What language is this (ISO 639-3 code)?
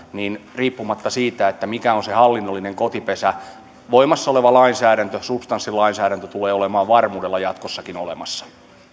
fin